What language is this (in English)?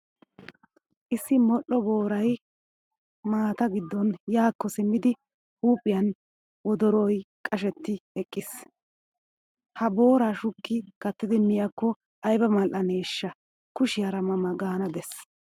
Wolaytta